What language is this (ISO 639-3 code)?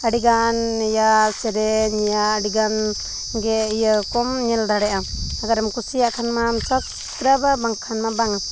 sat